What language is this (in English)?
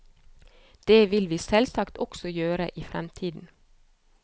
Norwegian